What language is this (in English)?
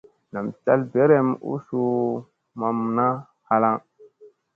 Musey